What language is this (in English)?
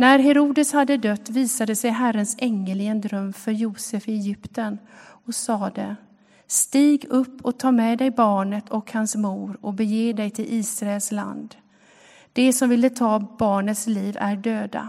Swedish